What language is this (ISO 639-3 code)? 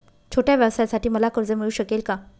mar